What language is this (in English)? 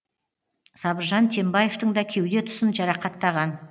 Kazakh